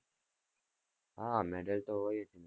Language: Gujarati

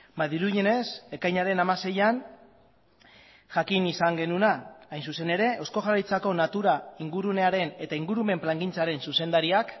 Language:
Basque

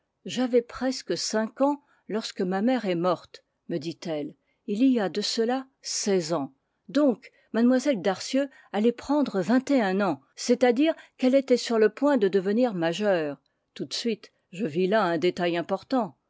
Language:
French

